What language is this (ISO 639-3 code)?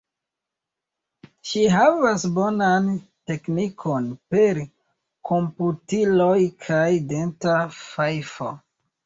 epo